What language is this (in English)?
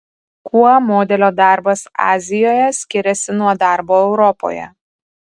Lithuanian